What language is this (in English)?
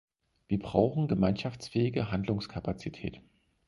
German